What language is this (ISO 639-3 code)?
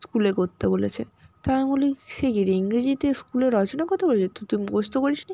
ben